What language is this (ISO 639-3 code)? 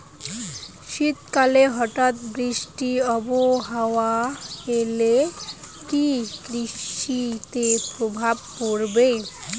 ben